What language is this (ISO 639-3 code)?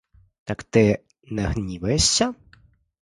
ukr